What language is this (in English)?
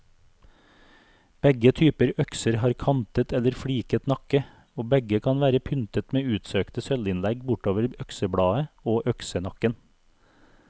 Norwegian